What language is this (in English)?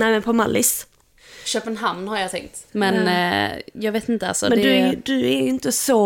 Swedish